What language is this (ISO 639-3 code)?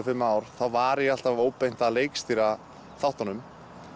isl